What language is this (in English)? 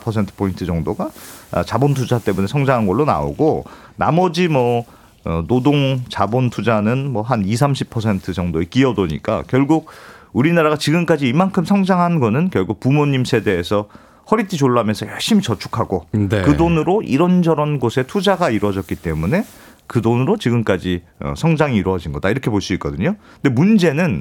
Korean